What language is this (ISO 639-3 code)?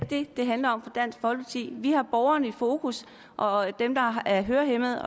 dan